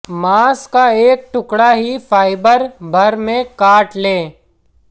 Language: Hindi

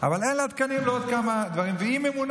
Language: Hebrew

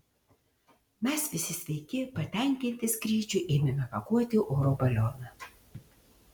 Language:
Lithuanian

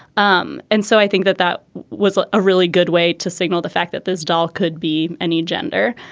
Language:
English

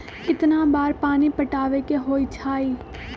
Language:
Magahi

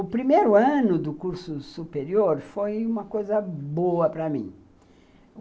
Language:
Portuguese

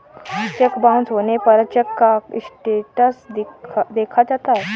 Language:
Hindi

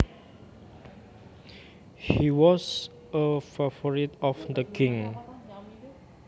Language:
Javanese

